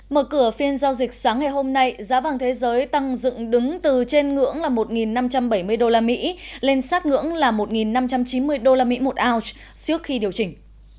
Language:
Vietnamese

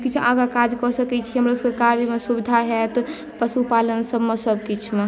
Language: Maithili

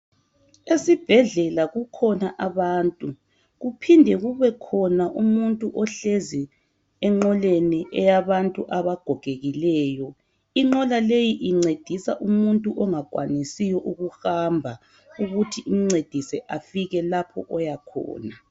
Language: North Ndebele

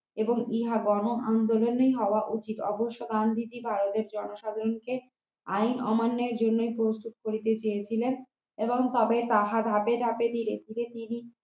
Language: Bangla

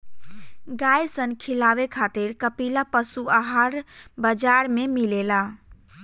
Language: Bhojpuri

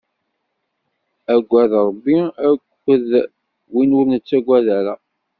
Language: Kabyle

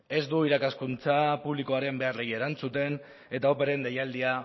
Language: Basque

